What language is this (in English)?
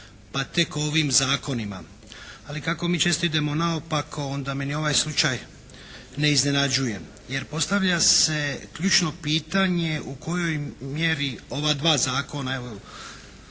Croatian